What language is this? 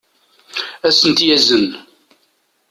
Kabyle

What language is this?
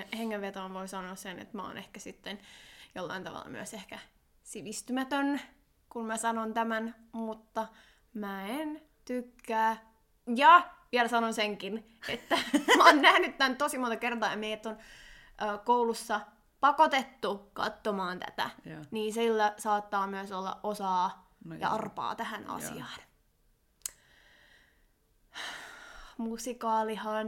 Finnish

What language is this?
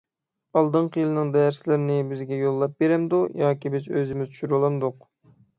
Uyghur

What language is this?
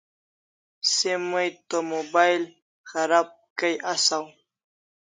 Kalasha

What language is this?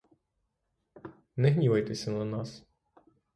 Ukrainian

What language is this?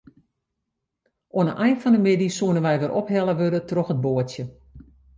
Western Frisian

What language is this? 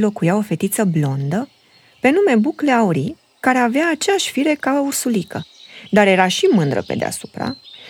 Romanian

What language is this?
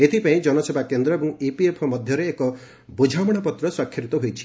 Odia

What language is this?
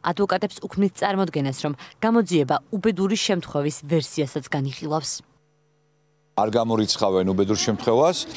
Romanian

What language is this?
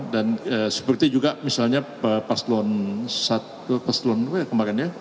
Indonesian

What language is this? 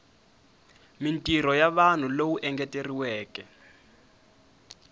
Tsonga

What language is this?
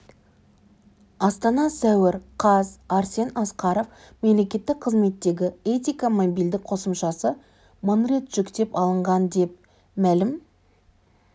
Kazakh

